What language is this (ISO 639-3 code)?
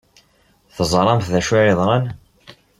kab